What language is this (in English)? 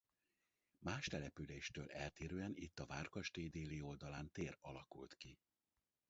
Hungarian